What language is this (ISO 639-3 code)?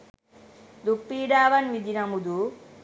sin